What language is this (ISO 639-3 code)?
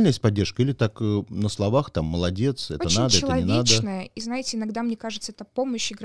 rus